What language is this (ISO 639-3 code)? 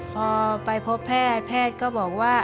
tha